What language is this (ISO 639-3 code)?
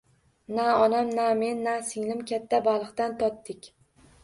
uzb